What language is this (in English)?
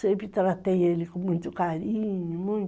Portuguese